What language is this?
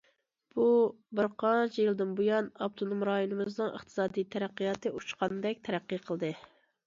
Uyghur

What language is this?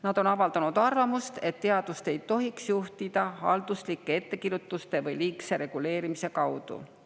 Estonian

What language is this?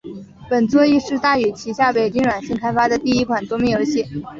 Chinese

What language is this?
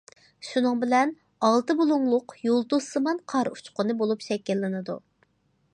Uyghur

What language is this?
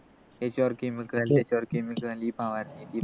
Marathi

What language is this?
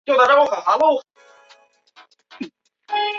Chinese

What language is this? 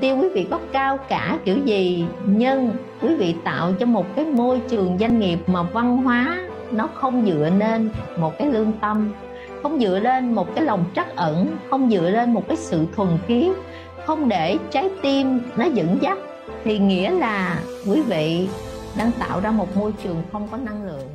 Vietnamese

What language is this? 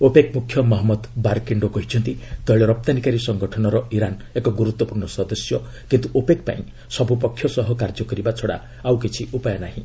Odia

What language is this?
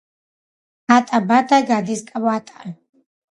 Georgian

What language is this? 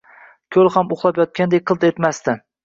Uzbek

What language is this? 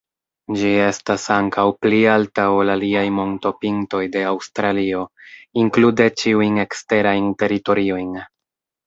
Esperanto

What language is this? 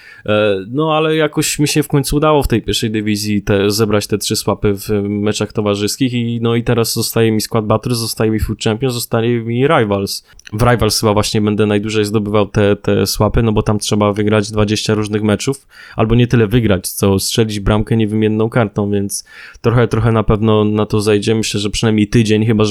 Polish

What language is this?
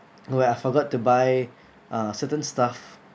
English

